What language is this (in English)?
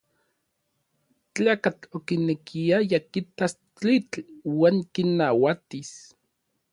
Orizaba Nahuatl